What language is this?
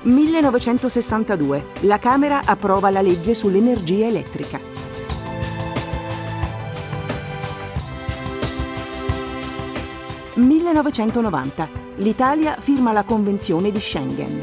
Italian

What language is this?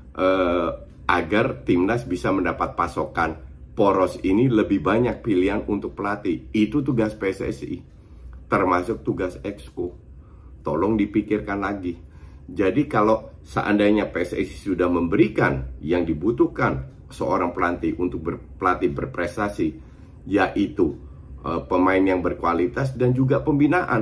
Indonesian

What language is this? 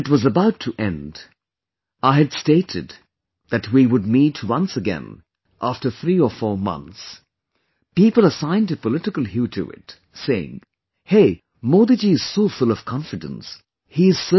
English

